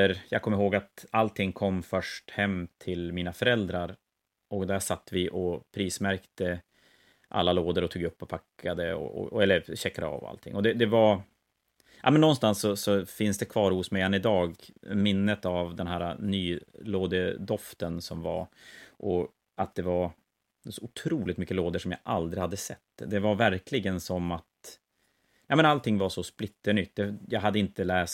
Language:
Swedish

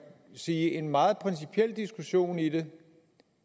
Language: Danish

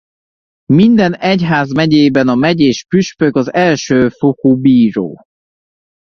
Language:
Hungarian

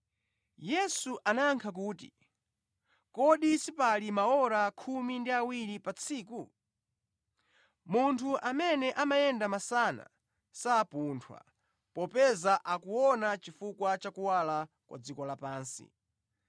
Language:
Nyanja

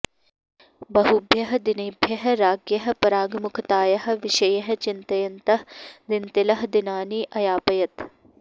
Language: Sanskrit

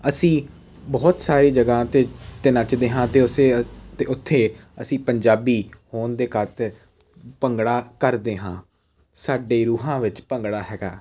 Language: Punjabi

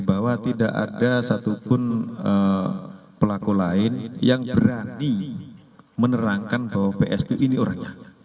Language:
Indonesian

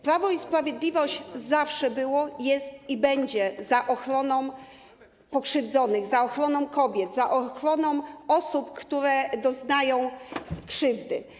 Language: Polish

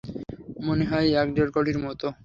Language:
Bangla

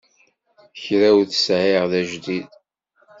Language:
Kabyle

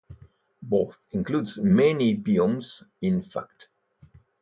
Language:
English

